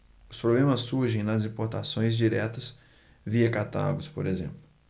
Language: Portuguese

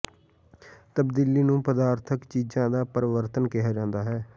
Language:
Punjabi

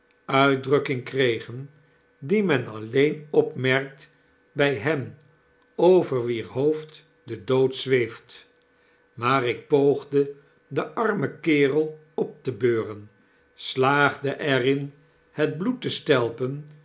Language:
Dutch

